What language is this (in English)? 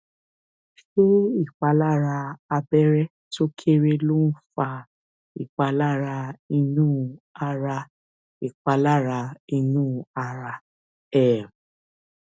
Yoruba